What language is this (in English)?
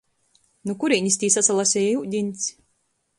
Latgalian